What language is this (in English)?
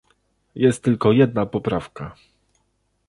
Polish